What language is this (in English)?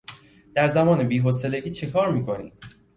Persian